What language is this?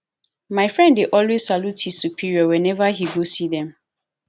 Nigerian Pidgin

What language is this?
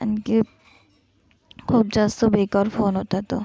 Marathi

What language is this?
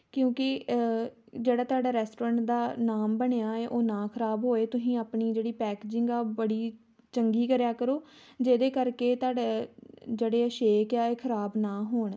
Punjabi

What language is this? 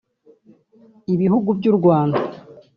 Kinyarwanda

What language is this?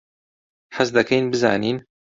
Central Kurdish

